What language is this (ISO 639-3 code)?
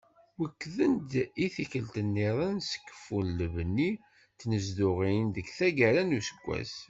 kab